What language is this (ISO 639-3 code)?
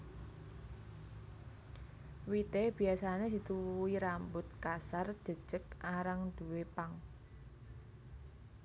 jav